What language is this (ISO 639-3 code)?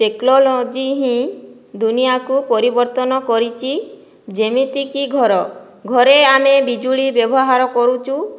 ori